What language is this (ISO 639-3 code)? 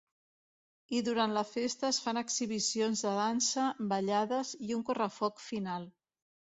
cat